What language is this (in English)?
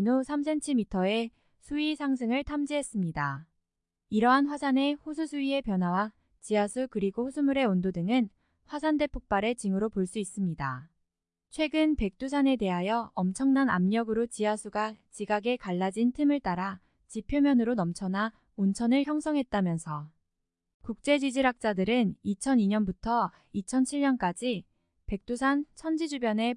Korean